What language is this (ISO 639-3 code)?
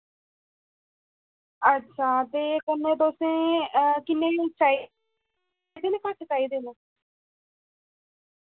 doi